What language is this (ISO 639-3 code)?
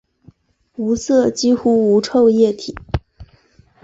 zho